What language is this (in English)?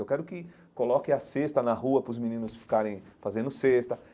Portuguese